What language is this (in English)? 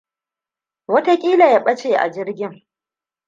Hausa